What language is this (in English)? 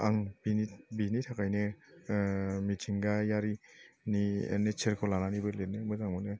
Bodo